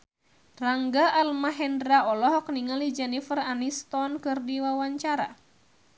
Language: Sundanese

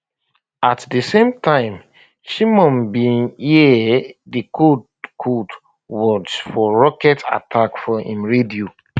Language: Nigerian Pidgin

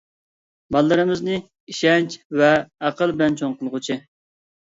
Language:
Uyghur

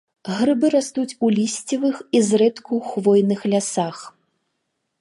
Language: Belarusian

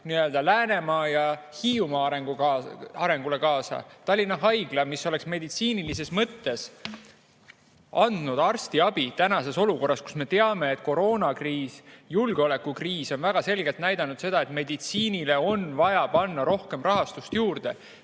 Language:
Estonian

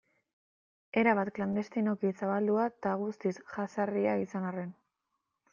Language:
Basque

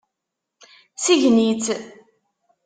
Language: Kabyle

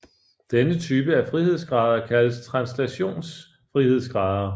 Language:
Danish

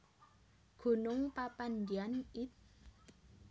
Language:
Javanese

